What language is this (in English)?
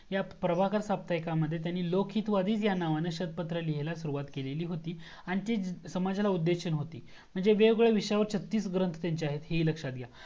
Marathi